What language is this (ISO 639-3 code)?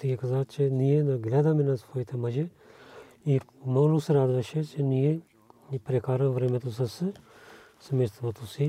bul